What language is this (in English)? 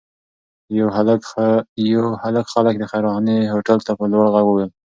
Pashto